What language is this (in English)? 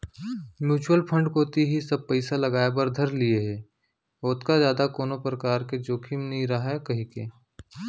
Chhattisgarhi